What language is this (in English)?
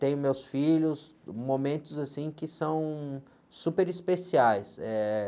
Portuguese